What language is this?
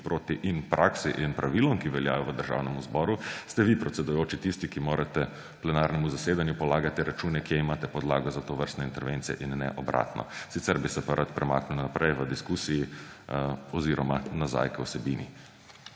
Slovenian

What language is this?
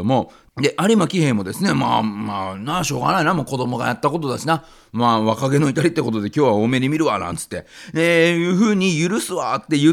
Japanese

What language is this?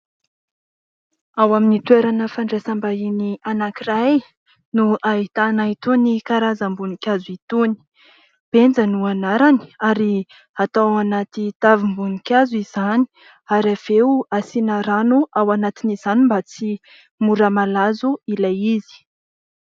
Malagasy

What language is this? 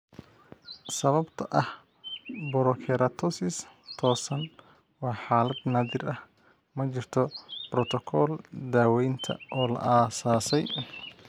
Somali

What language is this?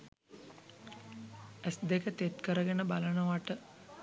Sinhala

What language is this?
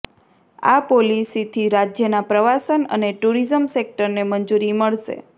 Gujarati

